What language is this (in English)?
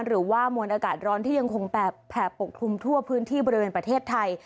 Thai